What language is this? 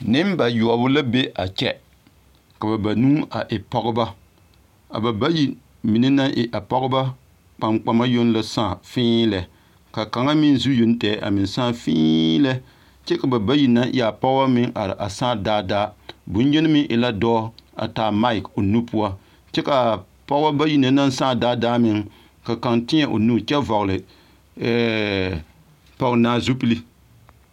Southern Dagaare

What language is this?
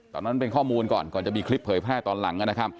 Thai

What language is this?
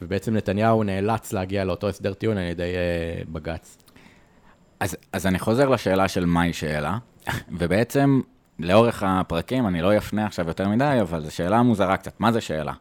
Hebrew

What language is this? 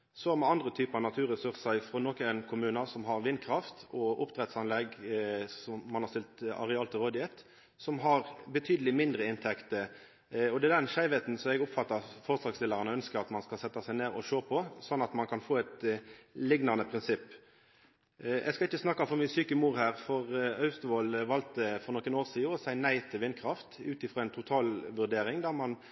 Norwegian Nynorsk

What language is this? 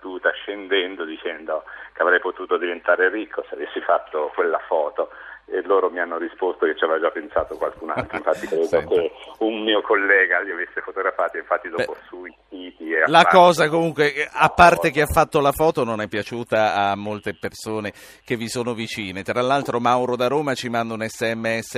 Italian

